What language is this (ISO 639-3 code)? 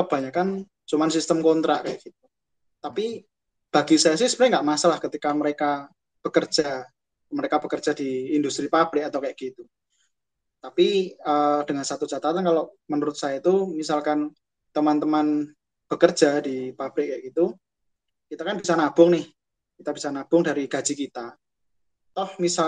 ind